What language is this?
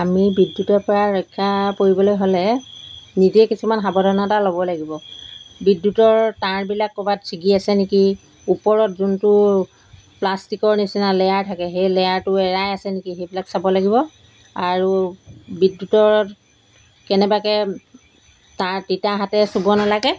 Assamese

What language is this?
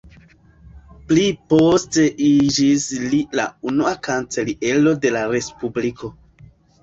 Esperanto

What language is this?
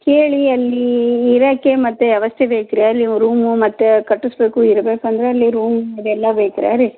Kannada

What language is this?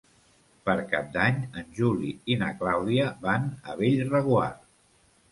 Catalan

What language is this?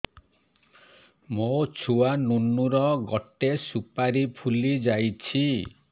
Odia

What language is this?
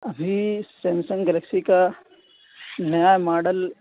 Urdu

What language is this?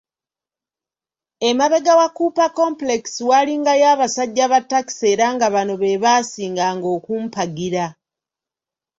Ganda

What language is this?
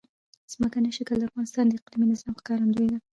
Pashto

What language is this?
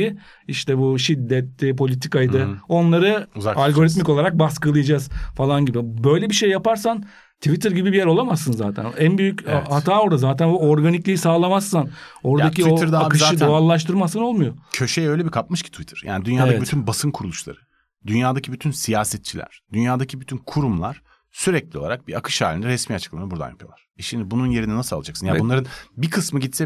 Turkish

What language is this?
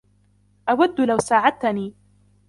Arabic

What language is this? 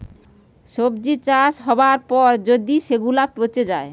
Bangla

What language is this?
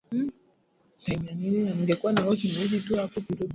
Swahili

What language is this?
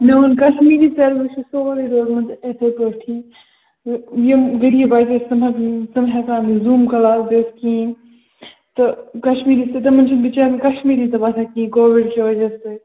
Kashmiri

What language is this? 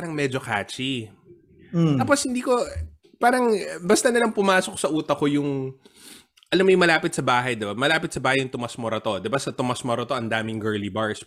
Filipino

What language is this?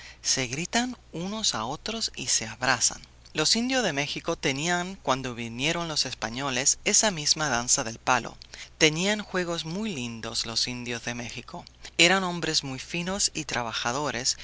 Spanish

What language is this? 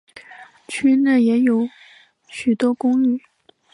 Chinese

